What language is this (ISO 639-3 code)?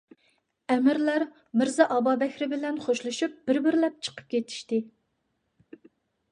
uig